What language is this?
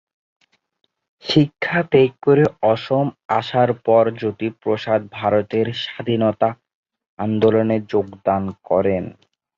Bangla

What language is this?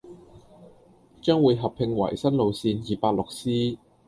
Cantonese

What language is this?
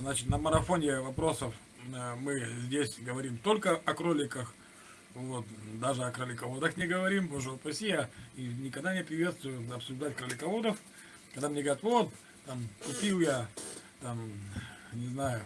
Russian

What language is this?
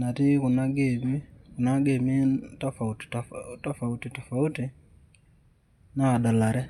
Masai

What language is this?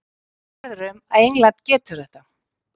Icelandic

